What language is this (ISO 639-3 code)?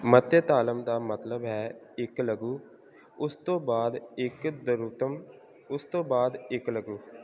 pan